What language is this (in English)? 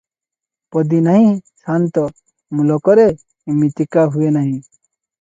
Odia